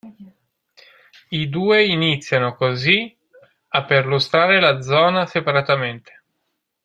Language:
Italian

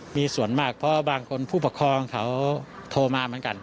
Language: Thai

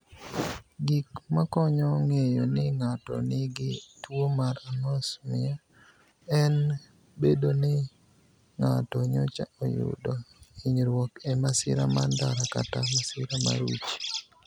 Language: Luo (Kenya and Tanzania)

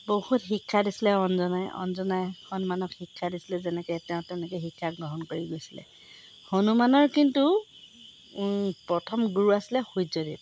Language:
Assamese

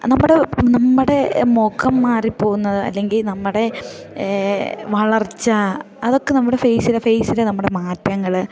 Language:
Malayalam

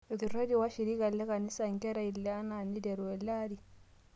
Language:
Masai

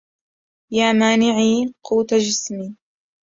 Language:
Arabic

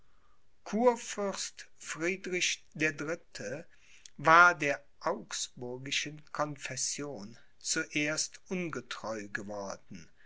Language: German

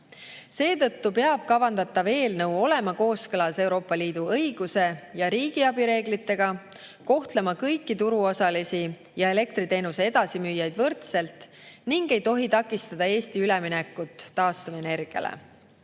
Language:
Estonian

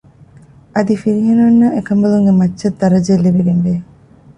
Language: Divehi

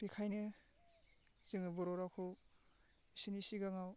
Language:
Bodo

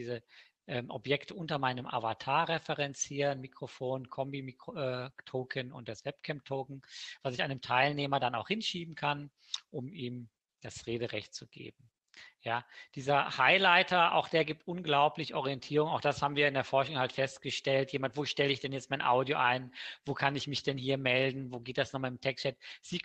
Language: German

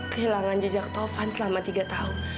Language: Indonesian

